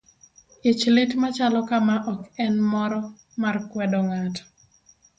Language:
Luo (Kenya and Tanzania)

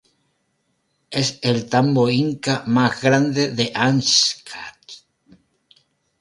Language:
Spanish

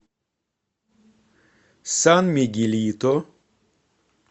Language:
Russian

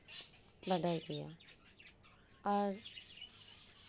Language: Santali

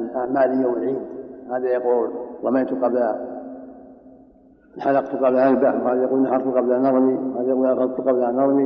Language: Arabic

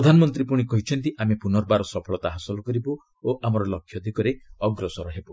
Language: Odia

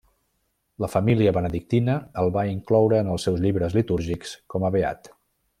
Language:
Catalan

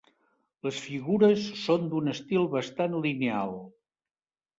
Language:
Catalan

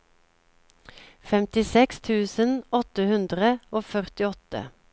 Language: Norwegian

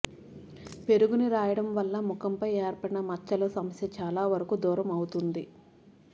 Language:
Telugu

